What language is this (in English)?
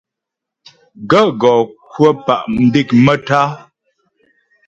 Ghomala